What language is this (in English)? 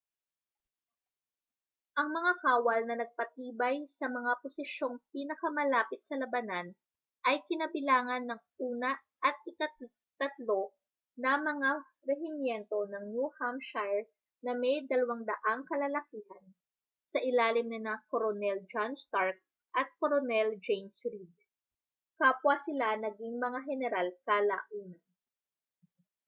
Filipino